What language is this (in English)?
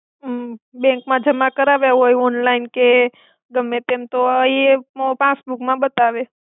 Gujarati